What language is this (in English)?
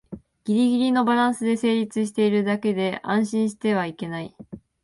Japanese